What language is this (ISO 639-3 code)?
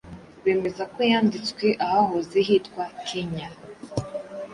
kin